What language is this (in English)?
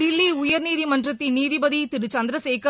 Tamil